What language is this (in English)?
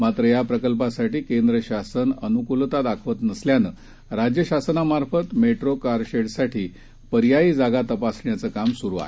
Marathi